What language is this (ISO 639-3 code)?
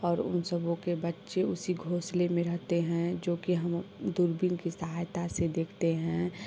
hin